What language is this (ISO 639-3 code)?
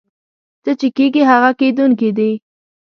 pus